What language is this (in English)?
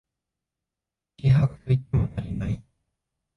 Japanese